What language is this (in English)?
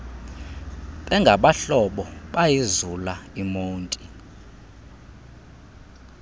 Xhosa